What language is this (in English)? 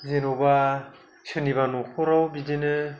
Bodo